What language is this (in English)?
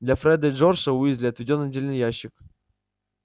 Russian